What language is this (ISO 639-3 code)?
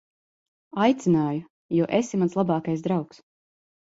lav